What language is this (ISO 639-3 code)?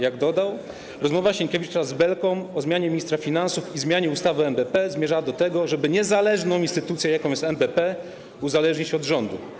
pol